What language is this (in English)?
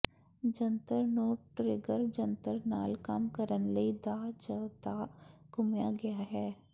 Punjabi